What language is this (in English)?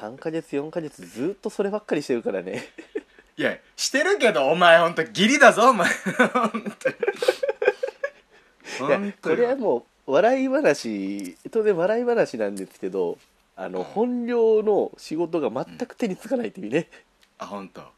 Japanese